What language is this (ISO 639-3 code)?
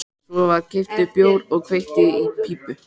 isl